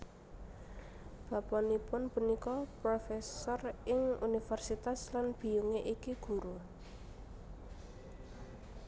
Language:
Javanese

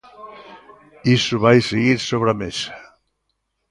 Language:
Galician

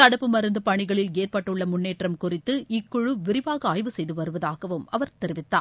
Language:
Tamil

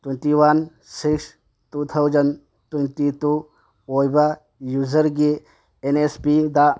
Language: Manipuri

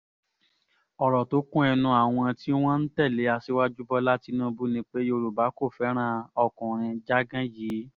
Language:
Yoruba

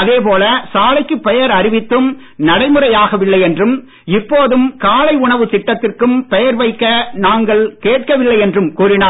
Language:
Tamil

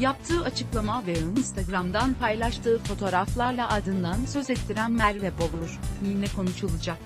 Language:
Turkish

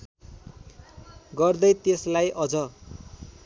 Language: Nepali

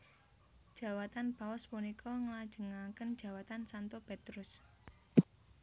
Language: Javanese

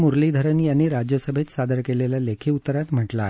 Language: Marathi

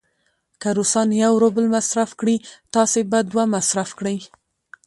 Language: Pashto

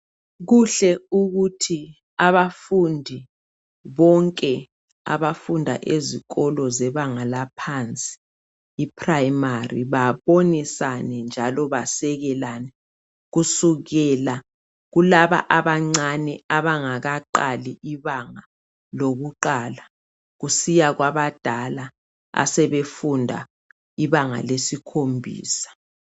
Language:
North Ndebele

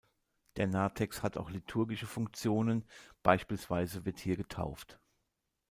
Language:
German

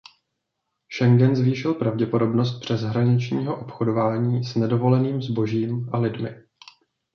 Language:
Czech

